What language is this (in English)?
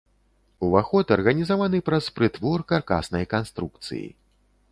Belarusian